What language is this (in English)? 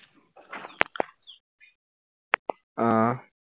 Assamese